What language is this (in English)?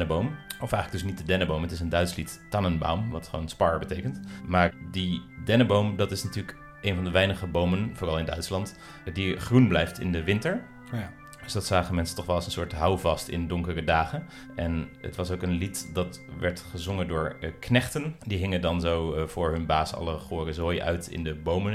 Dutch